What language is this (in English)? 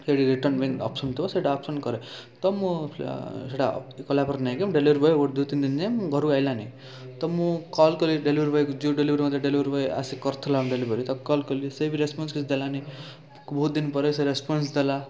Odia